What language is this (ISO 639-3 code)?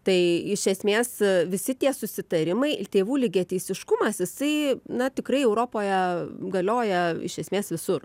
lit